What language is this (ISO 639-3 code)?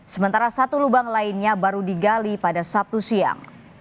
ind